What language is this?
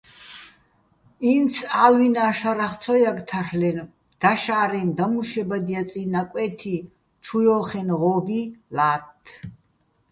Bats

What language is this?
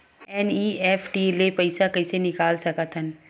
Chhattisgarhi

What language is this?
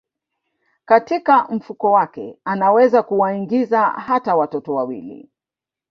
Swahili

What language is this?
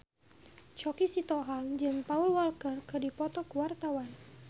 Sundanese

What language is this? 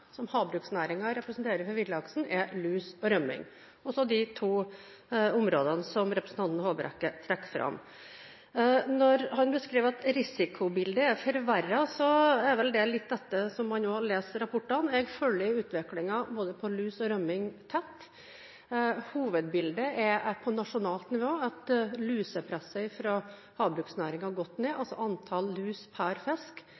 Norwegian Bokmål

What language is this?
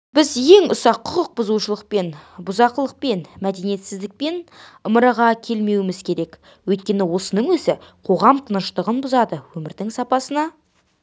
Kazakh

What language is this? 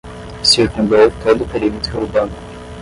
Portuguese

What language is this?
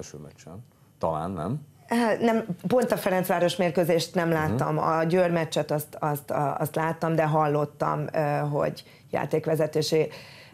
Hungarian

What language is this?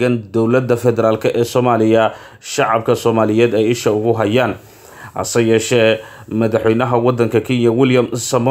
Arabic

